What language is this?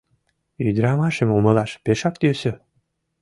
Mari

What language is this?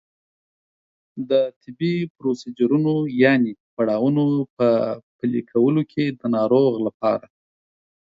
Pashto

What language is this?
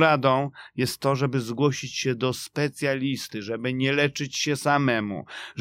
Polish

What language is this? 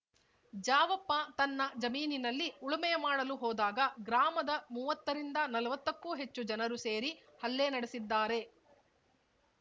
Kannada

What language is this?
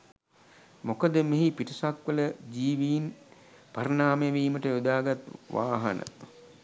Sinhala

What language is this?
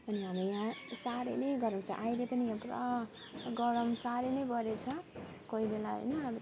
Nepali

